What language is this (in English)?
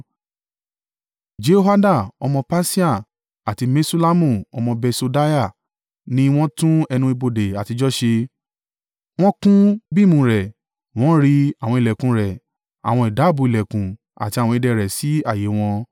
Yoruba